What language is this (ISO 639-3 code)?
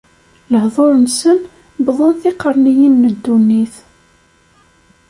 kab